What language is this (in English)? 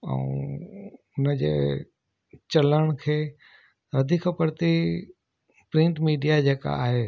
Sindhi